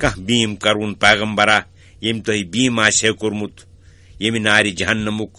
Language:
Romanian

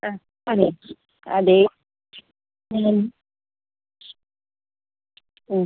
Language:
Malayalam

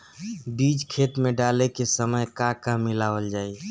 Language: Bhojpuri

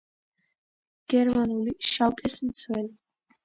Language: Georgian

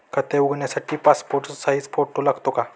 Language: Marathi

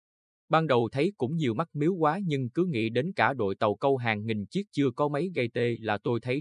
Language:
Vietnamese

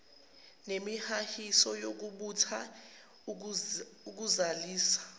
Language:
Zulu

